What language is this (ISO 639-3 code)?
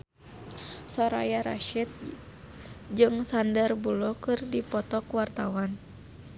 sun